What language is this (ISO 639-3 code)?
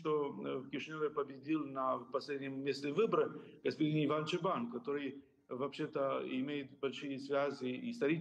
rus